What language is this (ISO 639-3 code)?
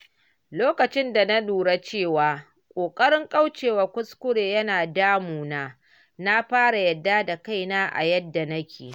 hau